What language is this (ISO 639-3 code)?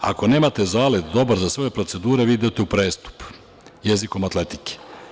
srp